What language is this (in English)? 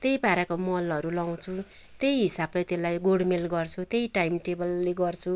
Nepali